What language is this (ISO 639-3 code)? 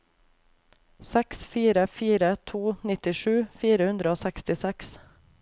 nor